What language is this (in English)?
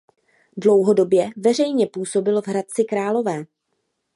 Czech